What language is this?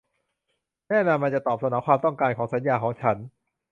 Thai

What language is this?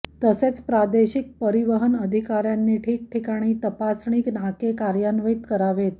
Marathi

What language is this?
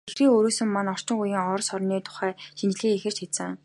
Mongolian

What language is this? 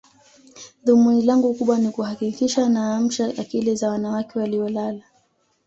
Swahili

